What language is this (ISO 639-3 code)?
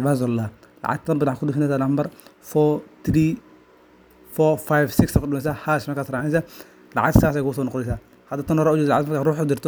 som